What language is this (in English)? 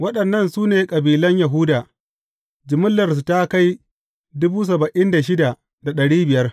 Hausa